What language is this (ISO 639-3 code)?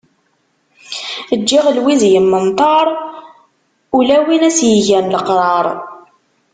kab